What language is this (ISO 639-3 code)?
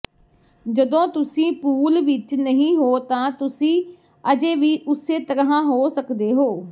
pan